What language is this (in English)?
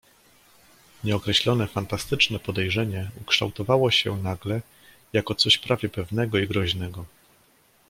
Polish